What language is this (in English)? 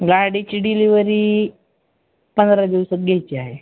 Marathi